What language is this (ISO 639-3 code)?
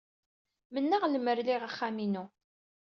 kab